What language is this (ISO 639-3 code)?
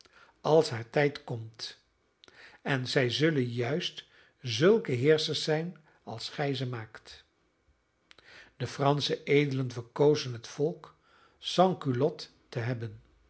nld